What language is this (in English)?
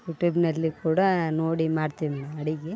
Kannada